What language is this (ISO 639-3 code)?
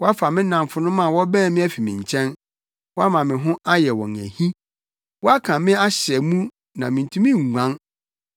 aka